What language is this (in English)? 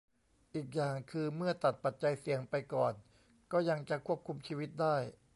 Thai